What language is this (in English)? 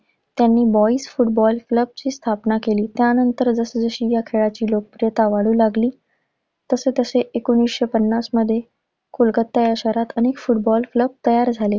Marathi